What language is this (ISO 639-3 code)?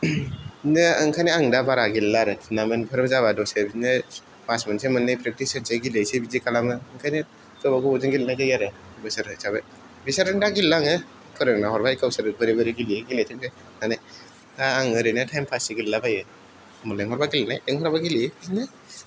brx